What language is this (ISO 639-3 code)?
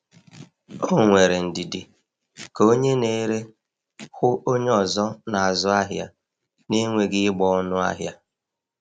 ibo